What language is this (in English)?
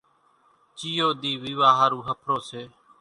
Kachi Koli